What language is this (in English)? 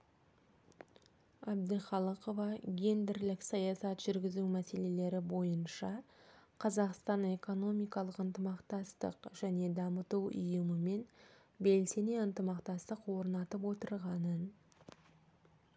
Kazakh